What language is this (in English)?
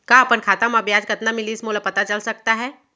Chhattisgarhi